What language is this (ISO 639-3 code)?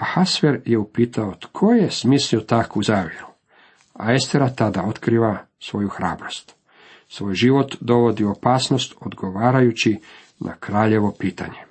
hrv